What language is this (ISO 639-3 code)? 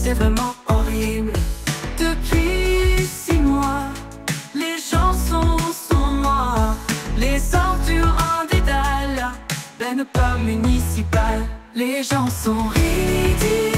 fra